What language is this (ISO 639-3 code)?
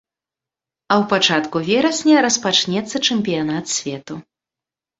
bel